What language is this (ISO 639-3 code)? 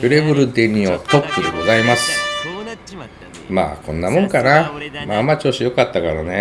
jpn